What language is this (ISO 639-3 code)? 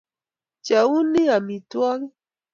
kln